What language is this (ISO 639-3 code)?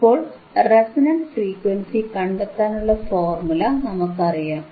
mal